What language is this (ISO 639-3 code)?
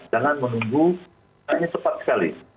ind